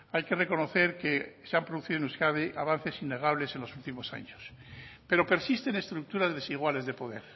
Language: Spanish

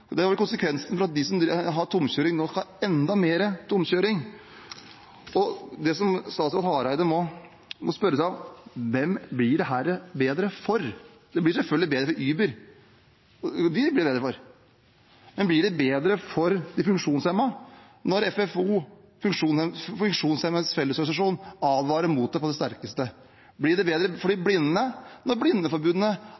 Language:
Norwegian Bokmål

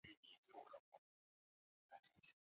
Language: Chinese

